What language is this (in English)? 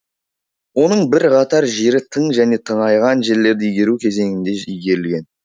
Kazakh